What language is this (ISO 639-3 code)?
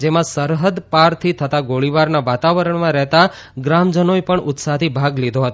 guj